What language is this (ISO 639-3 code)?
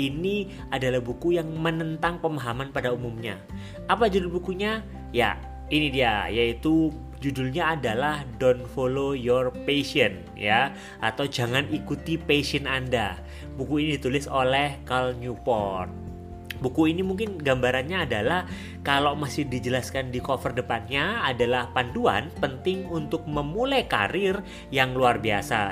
ind